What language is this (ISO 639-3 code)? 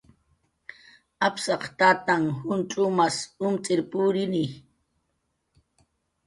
jqr